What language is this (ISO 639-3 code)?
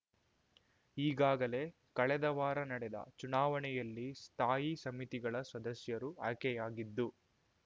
kan